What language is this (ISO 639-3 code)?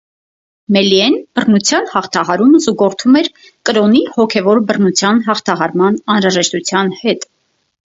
hye